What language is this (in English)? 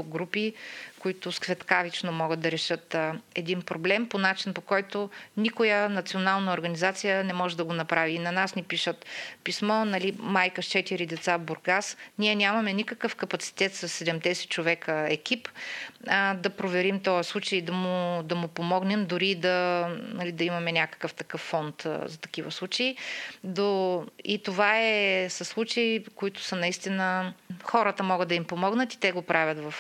Bulgarian